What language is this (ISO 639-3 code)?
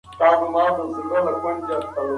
pus